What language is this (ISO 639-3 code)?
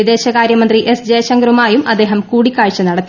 mal